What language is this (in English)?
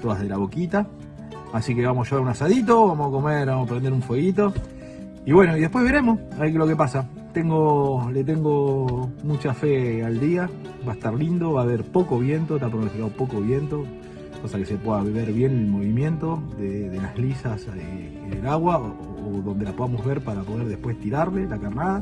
Spanish